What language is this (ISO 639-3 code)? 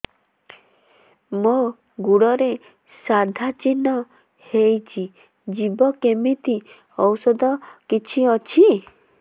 ori